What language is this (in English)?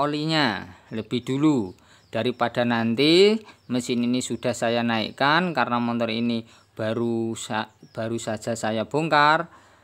Indonesian